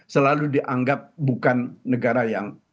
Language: Indonesian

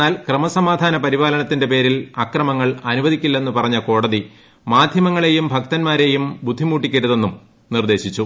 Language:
Malayalam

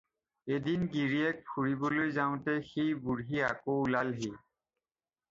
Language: Assamese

